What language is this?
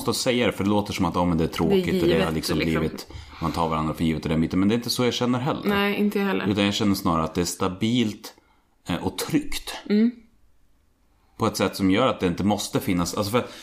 Swedish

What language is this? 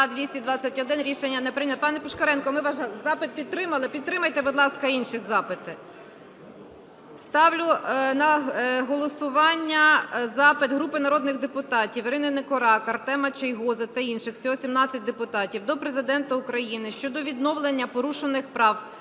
Ukrainian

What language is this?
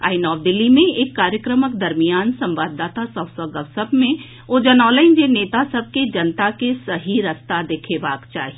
Maithili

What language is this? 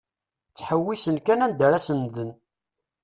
Kabyle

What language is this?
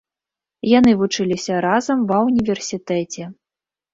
Belarusian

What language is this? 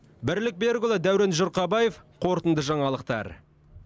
Kazakh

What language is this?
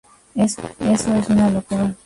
Spanish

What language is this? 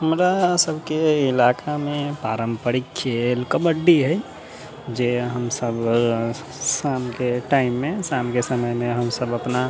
Maithili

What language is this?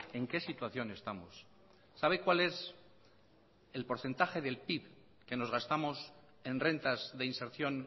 Spanish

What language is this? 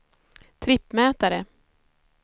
Swedish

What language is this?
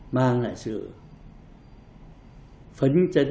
Vietnamese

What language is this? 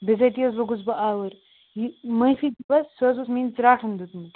Kashmiri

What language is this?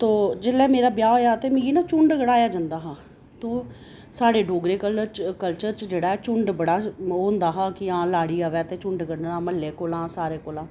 Dogri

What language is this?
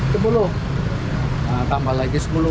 Indonesian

